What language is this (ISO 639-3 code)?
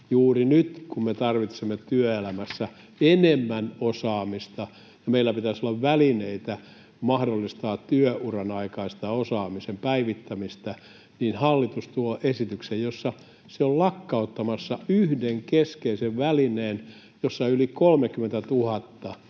fin